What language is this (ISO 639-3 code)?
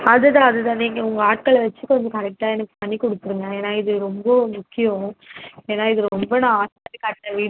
tam